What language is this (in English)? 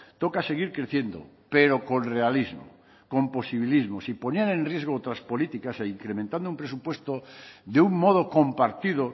Spanish